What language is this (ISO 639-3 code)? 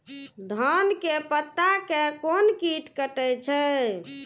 mai